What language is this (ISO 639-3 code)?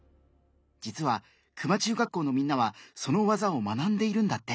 jpn